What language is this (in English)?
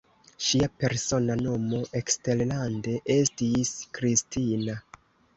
Esperanto